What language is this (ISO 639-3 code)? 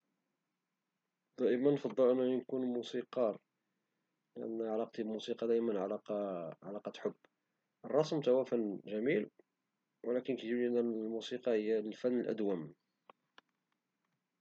ary